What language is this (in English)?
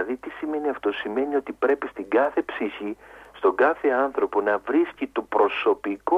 Greek